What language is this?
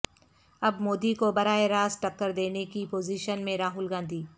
Urdu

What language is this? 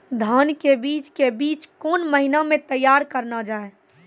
Maithili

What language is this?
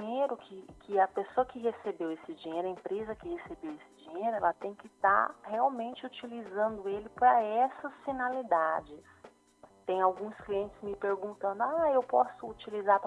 Portuguese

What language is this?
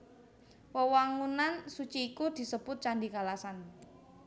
Javanese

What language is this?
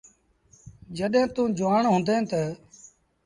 Sindhi Bhil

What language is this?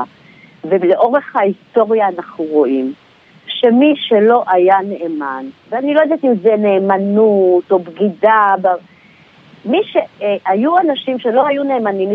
Hebrew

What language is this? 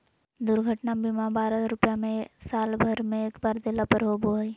Magahi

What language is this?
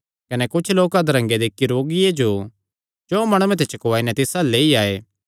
Kangri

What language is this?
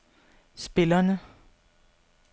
Danish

